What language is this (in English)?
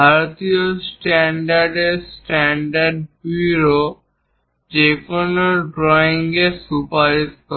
Bangla